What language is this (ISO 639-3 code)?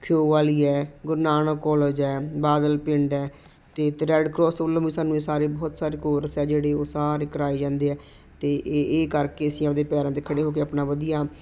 pan